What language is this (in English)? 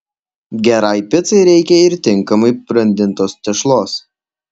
Lithuanian